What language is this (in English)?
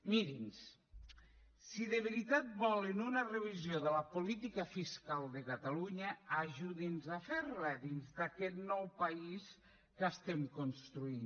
Catalan